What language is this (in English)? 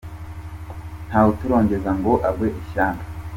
Kinyarwanda